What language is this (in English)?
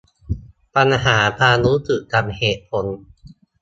Thai